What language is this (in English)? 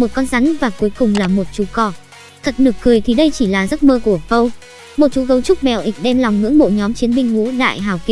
Vietnamese